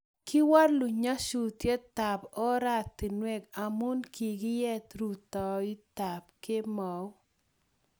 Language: Kalenjin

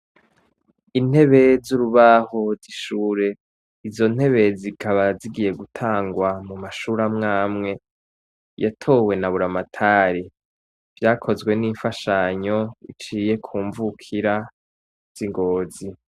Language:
Rundi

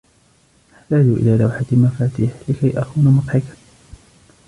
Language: Arabic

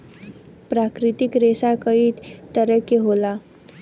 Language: Bhojpuri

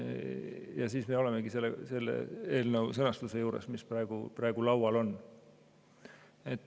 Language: Estonian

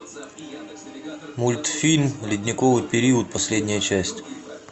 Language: Russian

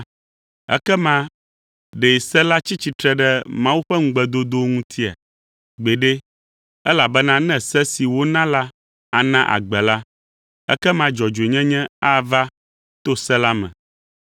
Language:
Ewe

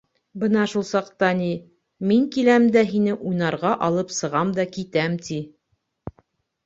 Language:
Bashkir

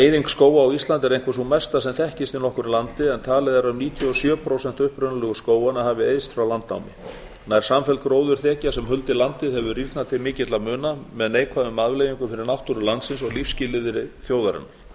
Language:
Icelandic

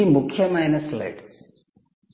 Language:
Telugu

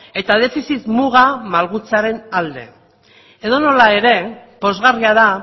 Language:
Basque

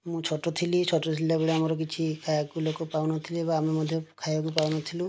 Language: Odia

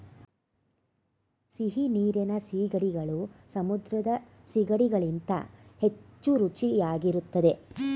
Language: Kannada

